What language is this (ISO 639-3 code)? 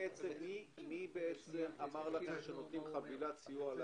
heb